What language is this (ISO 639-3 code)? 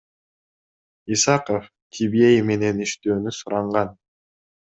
kir